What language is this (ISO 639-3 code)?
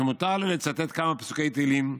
heb